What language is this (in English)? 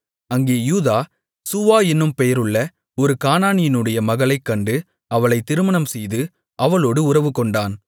Tamil